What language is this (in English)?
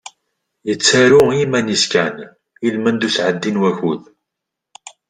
Kabyle